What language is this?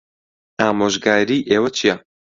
Central Kurdish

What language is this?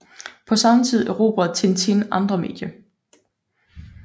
Danish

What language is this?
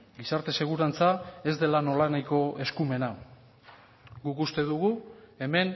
Basque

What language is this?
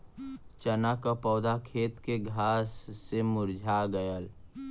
Bhojpuri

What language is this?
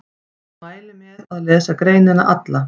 Icelandic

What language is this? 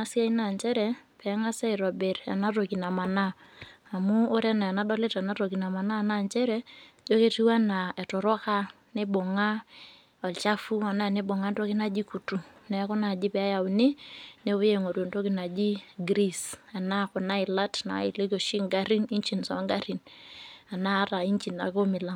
Masai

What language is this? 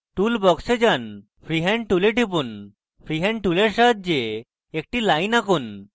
Bangla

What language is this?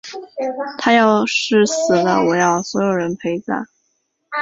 Chinese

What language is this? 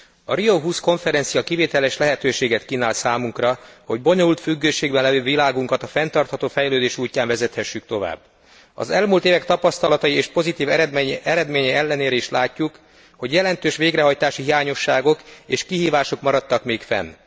Hungarian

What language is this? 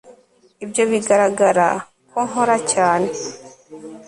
Kinyarwanda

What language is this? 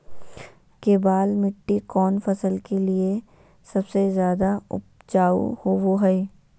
Magahi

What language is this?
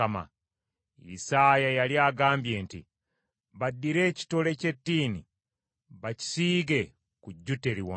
Ganda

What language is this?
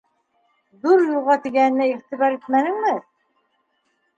Bashkir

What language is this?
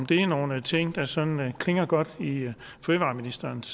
Danish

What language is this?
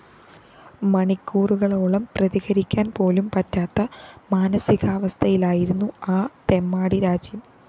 Malayalam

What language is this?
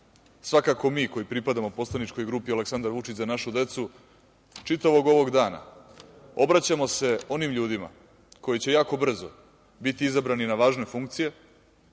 Serbian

